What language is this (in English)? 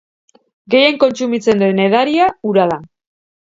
Basque